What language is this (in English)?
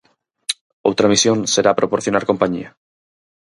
Galician